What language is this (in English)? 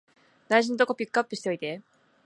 Japanese